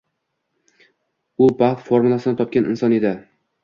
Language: Uzbek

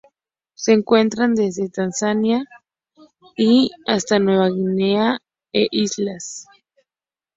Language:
Spanish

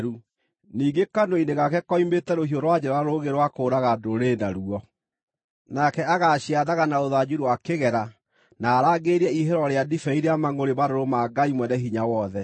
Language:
Kikuyu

